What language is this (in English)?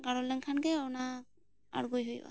Santali